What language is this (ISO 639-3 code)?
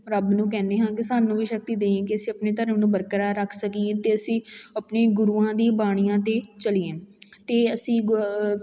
pan